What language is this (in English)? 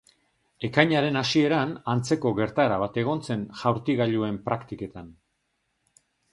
Basque